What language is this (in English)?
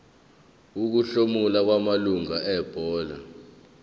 Zulu